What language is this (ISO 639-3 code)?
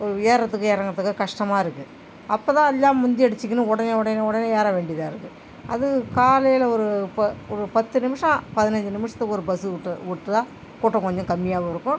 tam